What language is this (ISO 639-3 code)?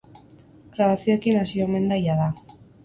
eus